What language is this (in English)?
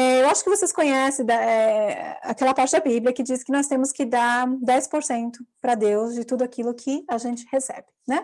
Portuguese